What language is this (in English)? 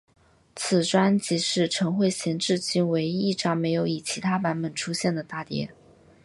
Chinese